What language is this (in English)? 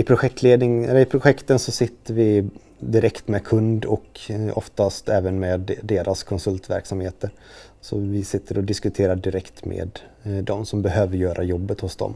Swedish